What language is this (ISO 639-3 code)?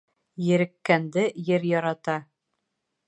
bak